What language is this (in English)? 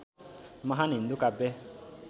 Nepali